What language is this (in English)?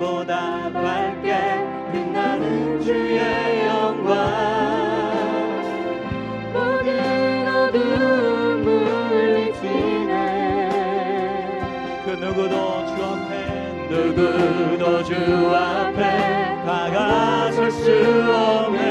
Korean